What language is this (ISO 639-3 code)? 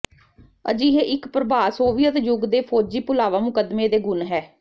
pan